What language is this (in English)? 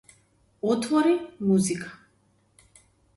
Macedonian